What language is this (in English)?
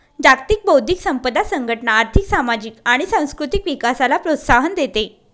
Marathi